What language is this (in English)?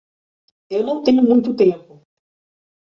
Portuguese